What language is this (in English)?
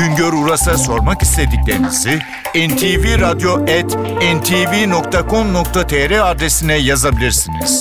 Turkish